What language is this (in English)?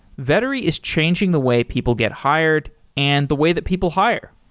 English